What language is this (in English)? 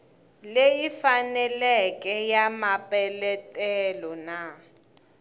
Tsonga